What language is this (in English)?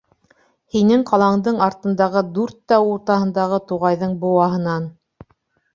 Bashkir